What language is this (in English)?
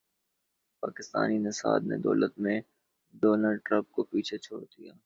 Urdu